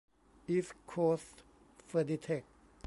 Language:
Thai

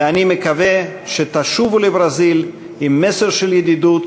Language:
Hebrew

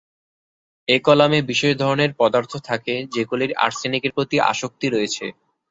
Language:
Bangla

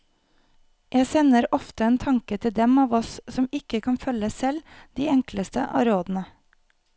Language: Norwegian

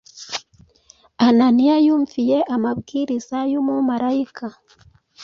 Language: Kinyarwanda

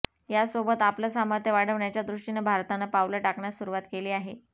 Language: Marathi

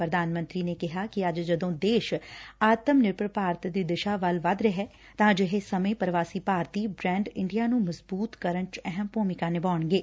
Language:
Punjabi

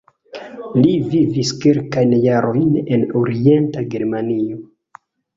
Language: Esperanto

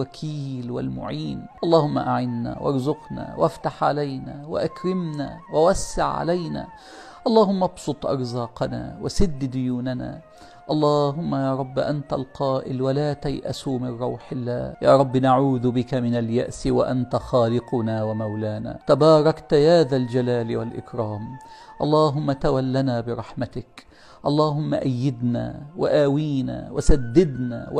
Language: Arabic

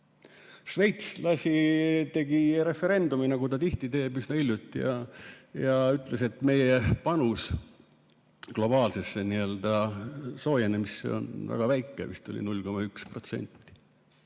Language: Estonian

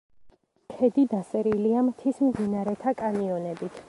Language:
Georgian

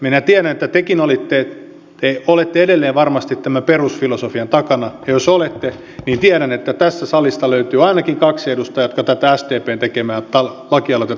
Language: Finnish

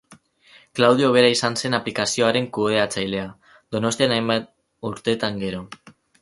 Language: Basque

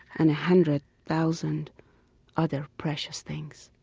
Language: English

